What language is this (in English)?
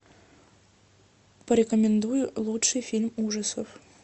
Russian